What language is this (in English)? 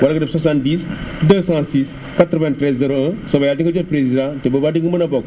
Wolof